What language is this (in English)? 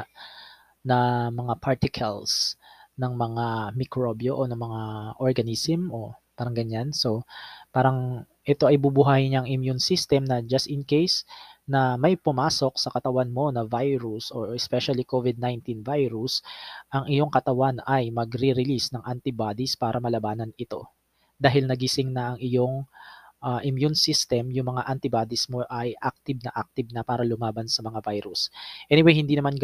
Filipino